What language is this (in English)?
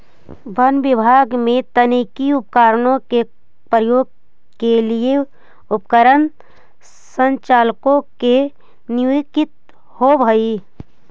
Magahi